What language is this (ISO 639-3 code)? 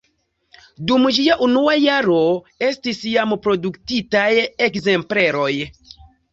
epo